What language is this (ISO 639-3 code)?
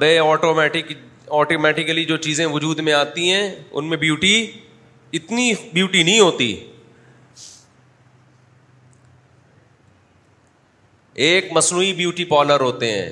urd